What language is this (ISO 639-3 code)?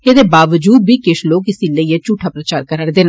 doi